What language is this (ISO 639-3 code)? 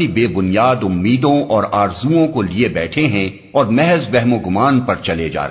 urd